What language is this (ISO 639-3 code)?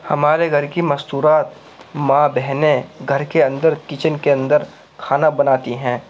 urd